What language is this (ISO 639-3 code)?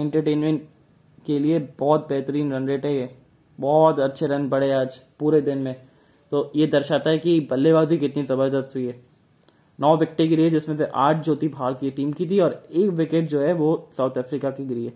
hin